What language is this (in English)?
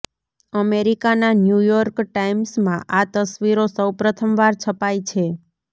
Gujarati